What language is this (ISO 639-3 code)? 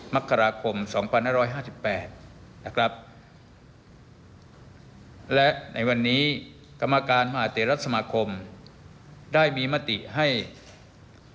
tha